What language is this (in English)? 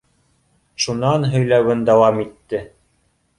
Bashkir